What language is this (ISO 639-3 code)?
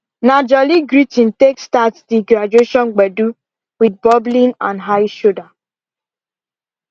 pcm